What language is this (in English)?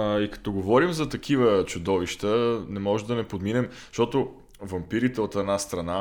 Bulgarian